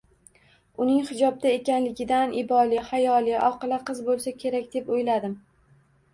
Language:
Uzbek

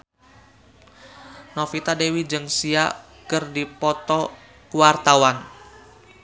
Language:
Sundanese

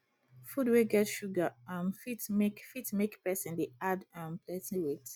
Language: Nigerian Pidgin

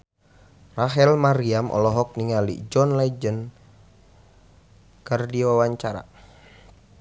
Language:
Sundanese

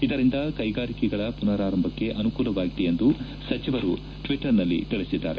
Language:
Kannada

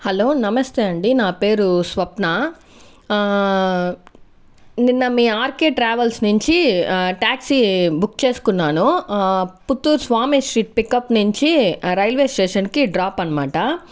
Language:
Telugu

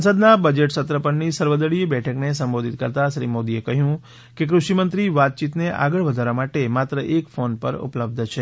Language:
Gujarati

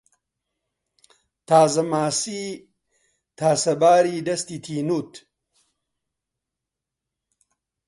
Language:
Central Kurdish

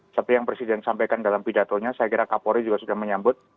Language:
Indonesian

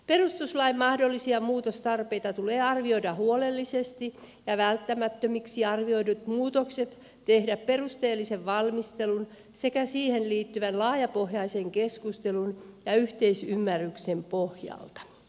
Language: Finnish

